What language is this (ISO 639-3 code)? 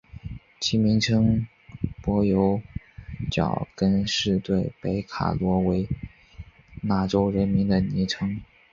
zho